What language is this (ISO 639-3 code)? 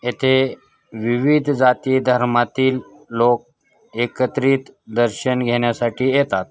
mar